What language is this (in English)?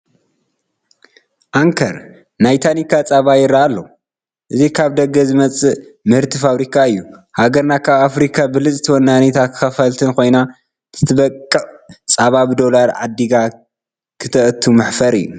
Tigrinya